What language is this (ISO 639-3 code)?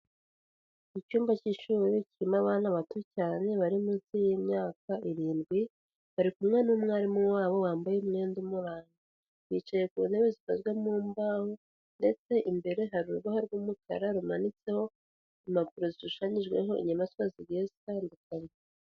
kin